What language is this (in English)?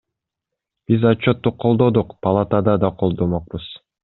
Kyrgyz